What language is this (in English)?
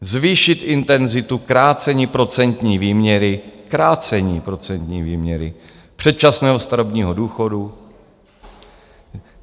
Czech